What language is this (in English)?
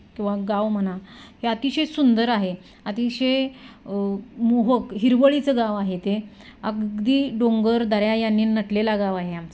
Marathi